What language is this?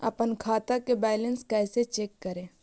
Magahi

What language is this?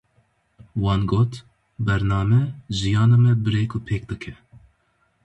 Kurdish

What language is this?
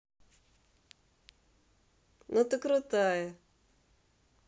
Russian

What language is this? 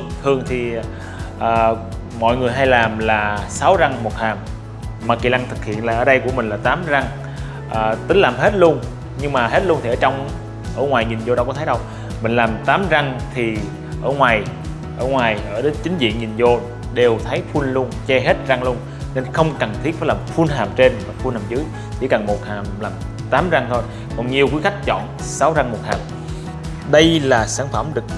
Vietnamese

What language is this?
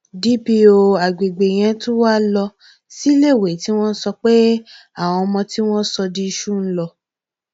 Yoruba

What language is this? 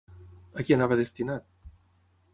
Catalan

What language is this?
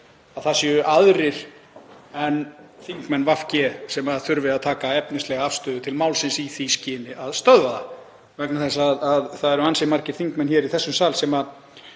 Icelandic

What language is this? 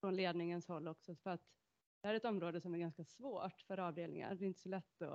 Swedish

